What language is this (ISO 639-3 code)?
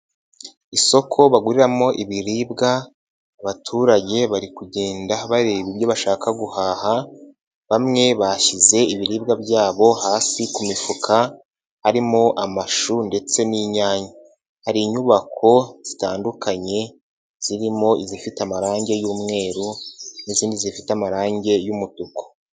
kin